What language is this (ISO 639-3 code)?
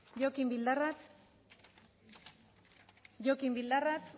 eus